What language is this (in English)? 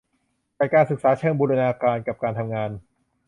Thai